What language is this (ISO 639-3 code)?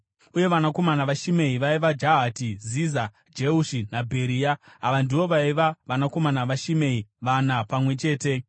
sna